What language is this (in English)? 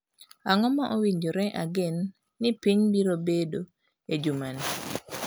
Luo (Kenya and Tanzania)